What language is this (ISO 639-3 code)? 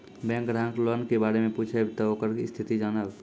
mai